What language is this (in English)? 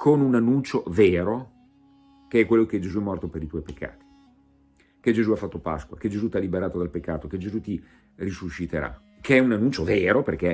Italian